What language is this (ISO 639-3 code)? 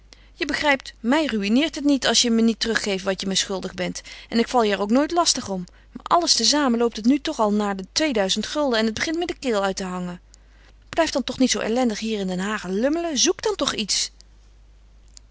nld